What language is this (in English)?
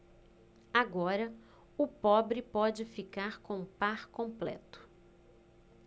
Portuguese